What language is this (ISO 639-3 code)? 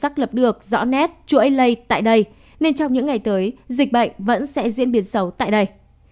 vie